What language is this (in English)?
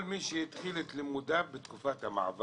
Hebrew